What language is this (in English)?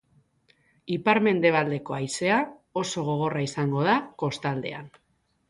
Basque